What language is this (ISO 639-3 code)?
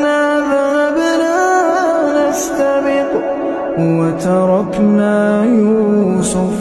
ara